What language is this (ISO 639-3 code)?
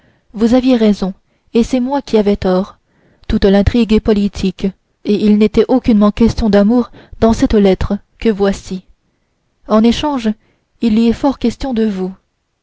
fra